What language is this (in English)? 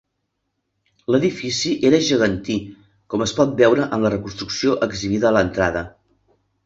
Catalan